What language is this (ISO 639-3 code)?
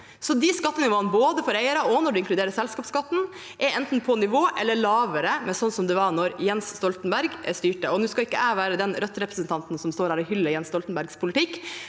nor